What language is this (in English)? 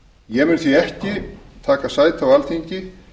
Icelandic